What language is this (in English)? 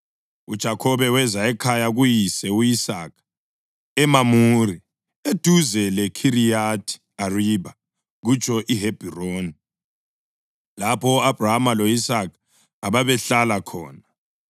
North Ndebele